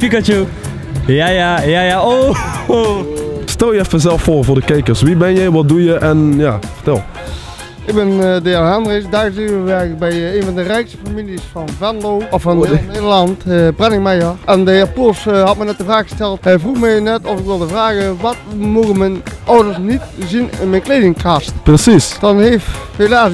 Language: Dutch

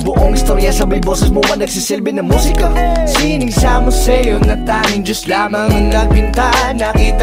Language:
Filipino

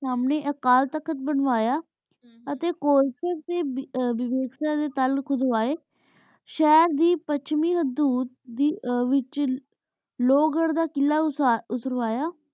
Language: Punjabi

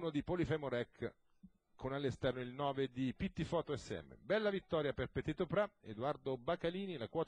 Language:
Italian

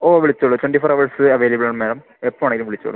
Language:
Malayalam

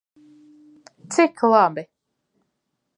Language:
Latvian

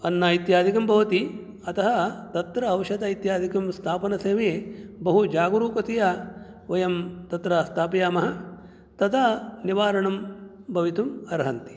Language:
Sanskrit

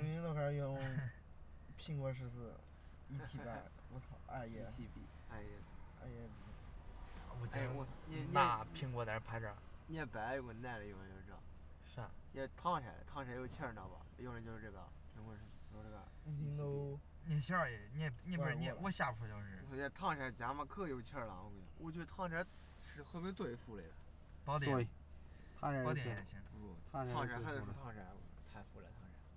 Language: Chinese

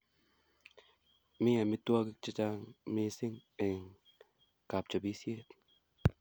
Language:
Kalenjin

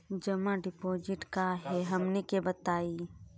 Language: Magahi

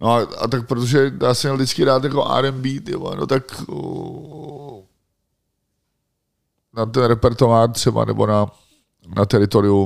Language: Czech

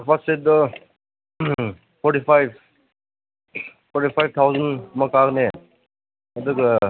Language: Manipuri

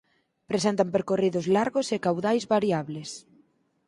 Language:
Galician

